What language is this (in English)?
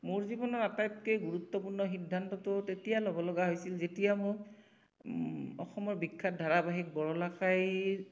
Assamese